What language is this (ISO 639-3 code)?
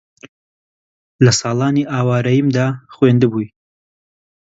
ckb